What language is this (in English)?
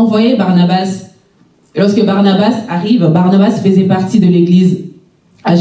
French